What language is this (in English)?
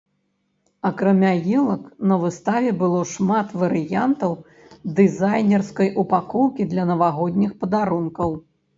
Belarusian